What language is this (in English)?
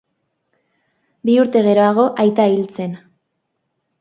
Basque